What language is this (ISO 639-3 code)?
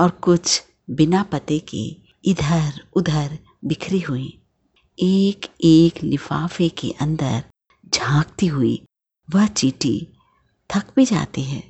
hin